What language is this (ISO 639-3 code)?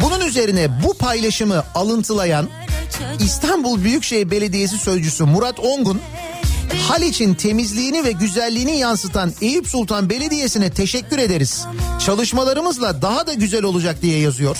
tur